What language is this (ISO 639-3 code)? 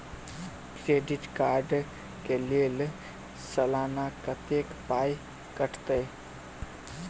mai